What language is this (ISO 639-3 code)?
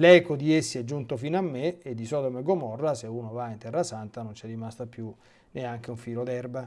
ita